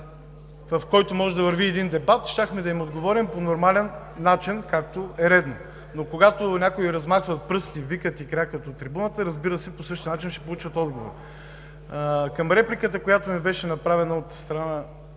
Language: Bulgarian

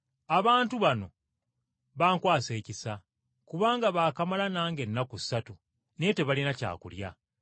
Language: Ganda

